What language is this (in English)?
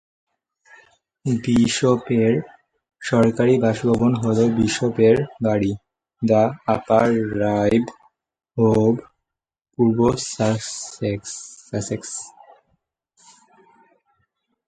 Bangla